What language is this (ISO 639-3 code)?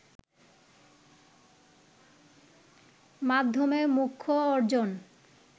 ben